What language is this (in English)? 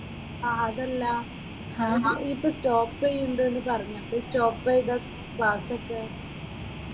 Malayalam